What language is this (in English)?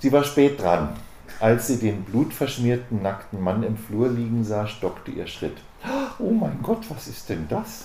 German